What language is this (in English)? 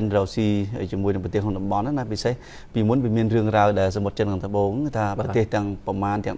Vietnamese